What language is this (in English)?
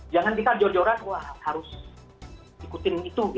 Indonesian